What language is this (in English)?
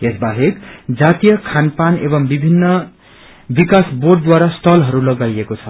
Nepali